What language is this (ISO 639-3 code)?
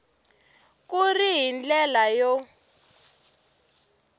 tso